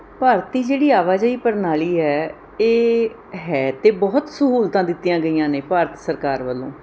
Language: Punjabi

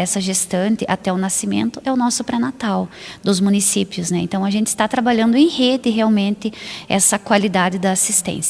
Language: Portuguese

